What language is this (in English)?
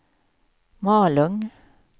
Swedish